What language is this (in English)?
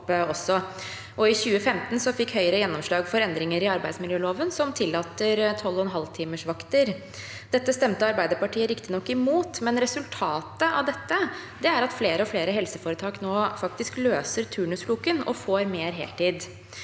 Norwegian